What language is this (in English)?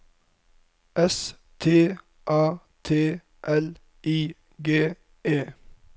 Norwegian